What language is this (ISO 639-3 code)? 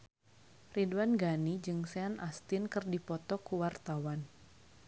sun